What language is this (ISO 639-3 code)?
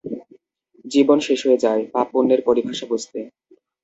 ben